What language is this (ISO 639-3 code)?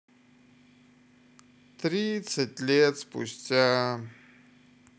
rus